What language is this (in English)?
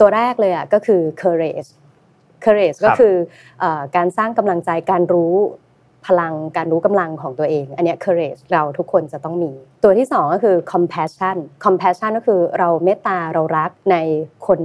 Thai